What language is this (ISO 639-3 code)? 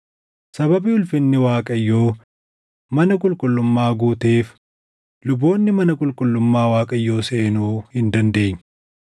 orm